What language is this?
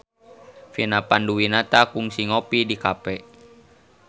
Sundanese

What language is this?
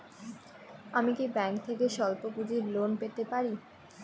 Bangla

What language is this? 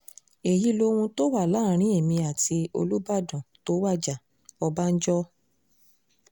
Yoruba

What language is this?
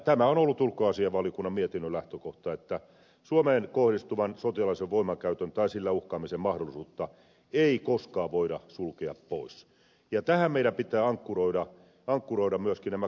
Finnish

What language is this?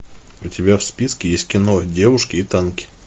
Russian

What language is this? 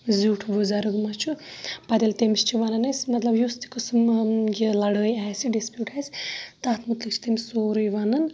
Kashmiri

